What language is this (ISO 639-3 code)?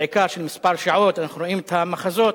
heb